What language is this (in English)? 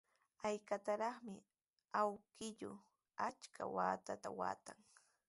Sihuas Ancash Quechua